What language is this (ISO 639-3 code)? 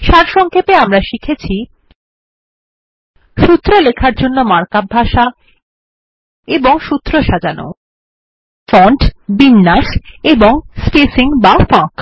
ben